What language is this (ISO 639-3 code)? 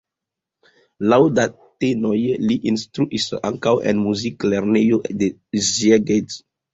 epo